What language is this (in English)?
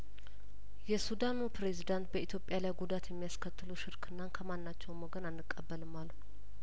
Amharic